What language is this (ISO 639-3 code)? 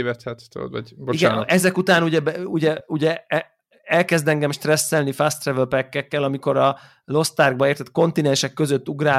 hun